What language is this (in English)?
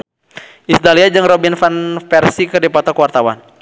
Sundanese